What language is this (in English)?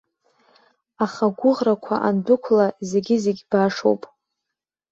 Abkhazian